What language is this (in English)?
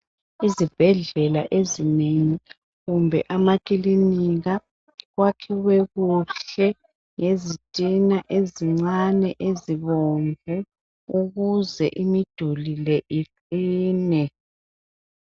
North Ndebele